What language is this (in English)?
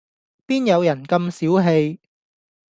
Cantonese